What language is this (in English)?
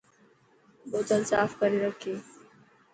Dhatki